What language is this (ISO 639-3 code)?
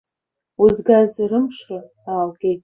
abk